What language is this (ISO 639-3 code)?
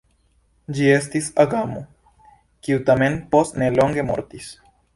epo